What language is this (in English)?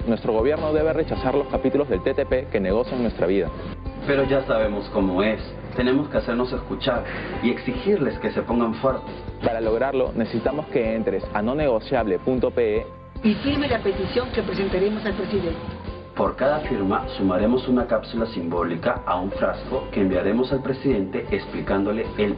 Spanish